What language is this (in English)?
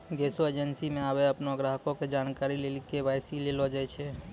Maithili